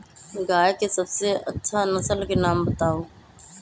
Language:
Magahi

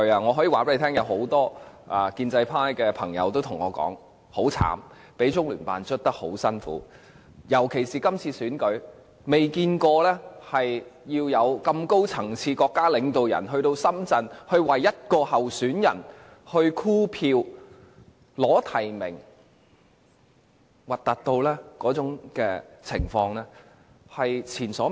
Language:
Cantonese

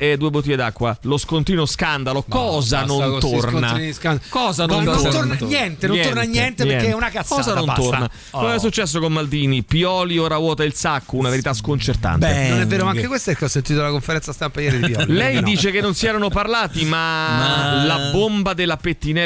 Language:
Italian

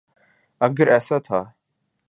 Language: Urdu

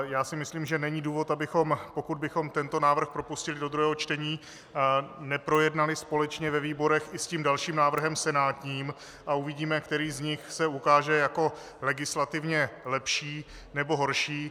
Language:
Czech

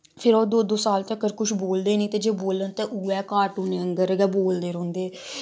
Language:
Dogri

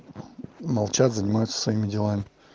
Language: Russian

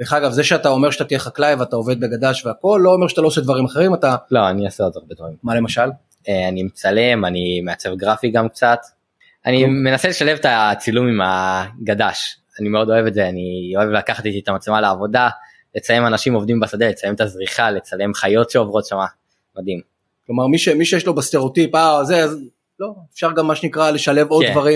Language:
Hebrew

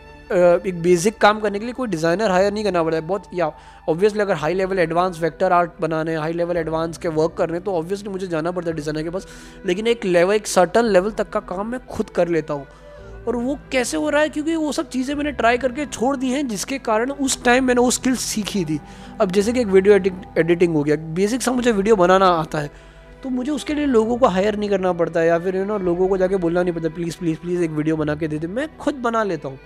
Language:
Hindi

